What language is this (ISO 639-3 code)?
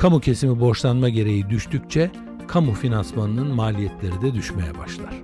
tur